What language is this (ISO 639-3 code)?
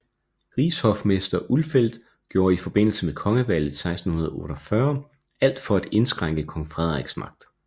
dan